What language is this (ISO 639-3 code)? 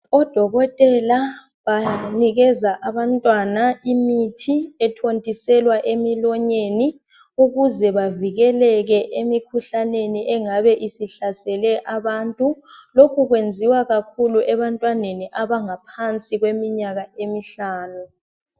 nde